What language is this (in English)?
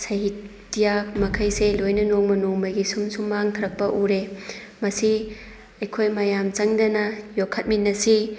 Manipuri